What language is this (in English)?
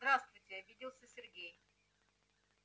Russian